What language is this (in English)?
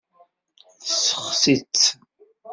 Kabyle